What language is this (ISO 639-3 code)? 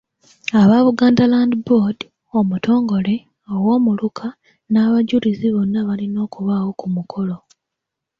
lug